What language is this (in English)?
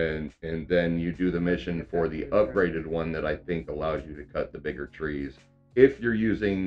English